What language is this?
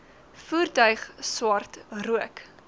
Afrikaans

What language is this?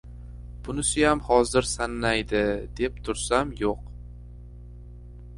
Uzbek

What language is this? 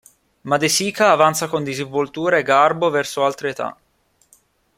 Italian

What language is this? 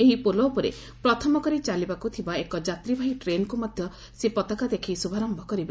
Odia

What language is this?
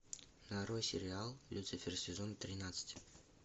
Russian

